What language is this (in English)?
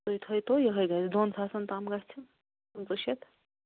Kashmiri